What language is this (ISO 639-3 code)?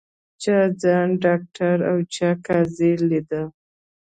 pus